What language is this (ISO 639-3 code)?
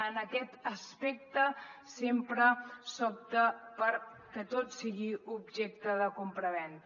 cat